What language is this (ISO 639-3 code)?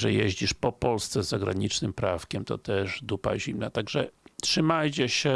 pol